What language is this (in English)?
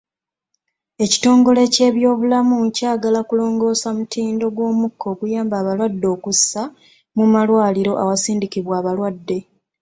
Ganda